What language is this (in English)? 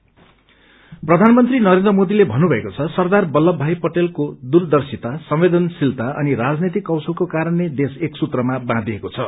Nepali